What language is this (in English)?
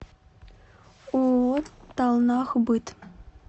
Russian